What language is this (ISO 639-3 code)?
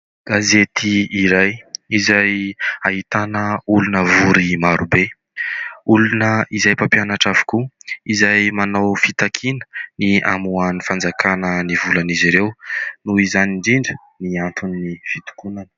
mlg